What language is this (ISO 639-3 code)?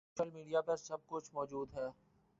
urd